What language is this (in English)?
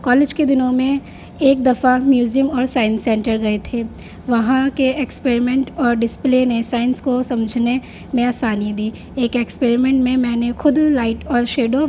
Urdu